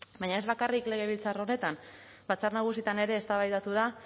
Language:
Basque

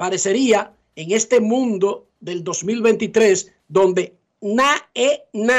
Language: Spanish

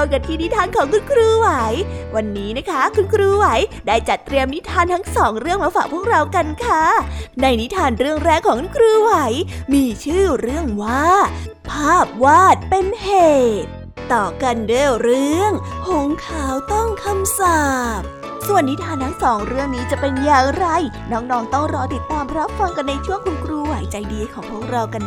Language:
Thai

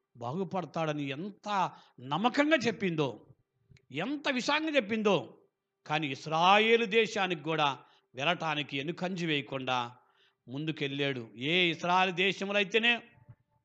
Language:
Telugu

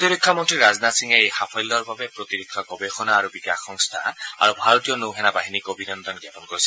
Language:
Assamese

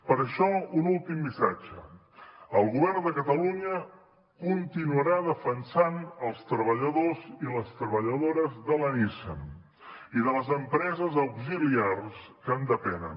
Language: Catalan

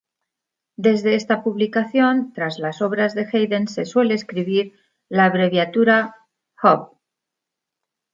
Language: Spanish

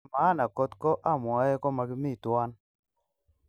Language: Kalenjin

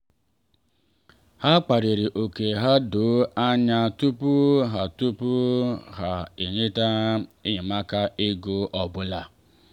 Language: Igbo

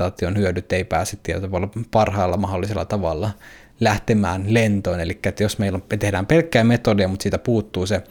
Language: Finnish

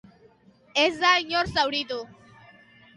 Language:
Basque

